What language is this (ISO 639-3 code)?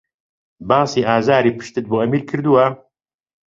ckb